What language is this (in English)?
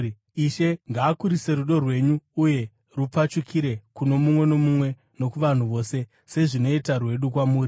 Shona